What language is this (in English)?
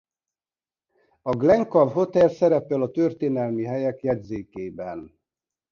Hungarian